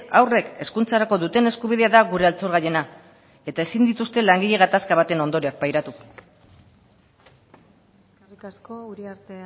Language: Basque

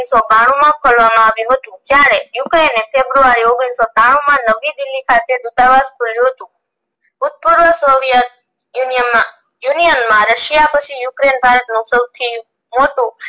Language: Gujarati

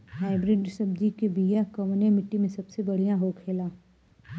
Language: Bhojpuri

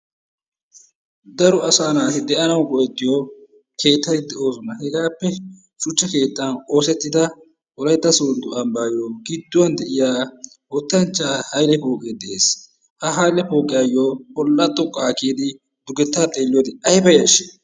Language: Wolaytta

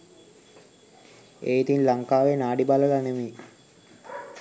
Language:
Sinhala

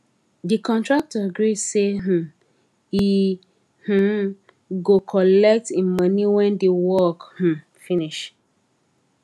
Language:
Nigerian Pidgin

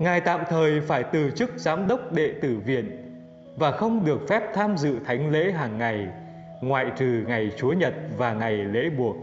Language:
Vietnamese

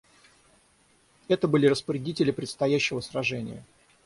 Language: Russian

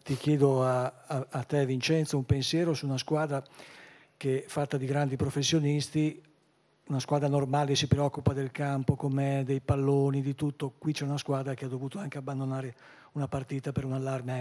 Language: Italian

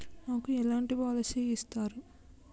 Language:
Telugu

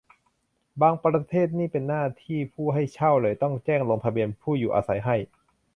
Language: Thai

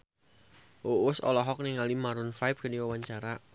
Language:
Sundanese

